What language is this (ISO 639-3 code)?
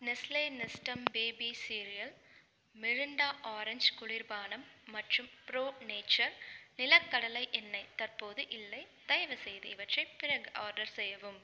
tam